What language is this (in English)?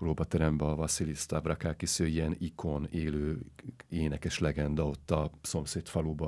Hungarian